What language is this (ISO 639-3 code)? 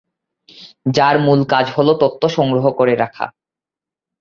ben